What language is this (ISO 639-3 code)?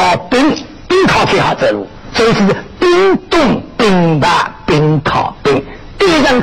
zho